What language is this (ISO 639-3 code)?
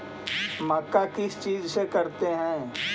mag